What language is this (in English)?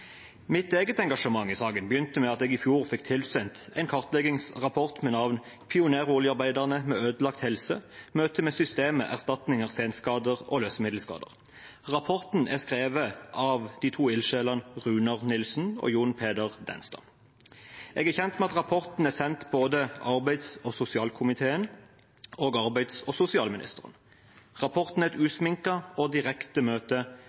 Norwegian Bokmål